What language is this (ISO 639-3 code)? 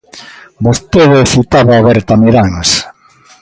glg